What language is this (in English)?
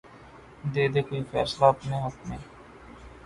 Urdu